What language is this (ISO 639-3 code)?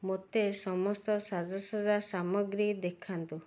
ori